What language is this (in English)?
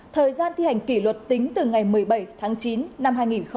Vietnamese